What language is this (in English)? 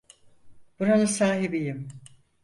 Turkish